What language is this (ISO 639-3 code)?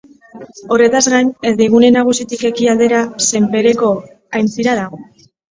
eus